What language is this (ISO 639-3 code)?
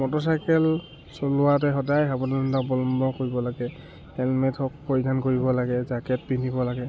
asm